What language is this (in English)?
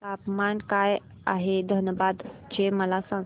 Marathi